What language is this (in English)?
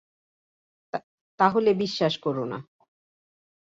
Bangla